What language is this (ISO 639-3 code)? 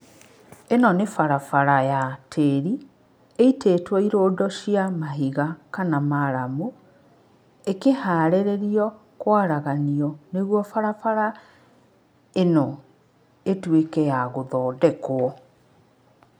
kik